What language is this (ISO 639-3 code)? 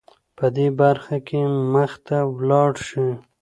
pus